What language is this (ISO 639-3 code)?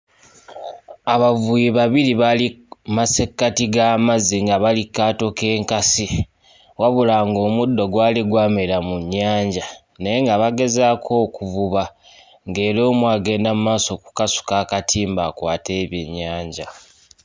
lug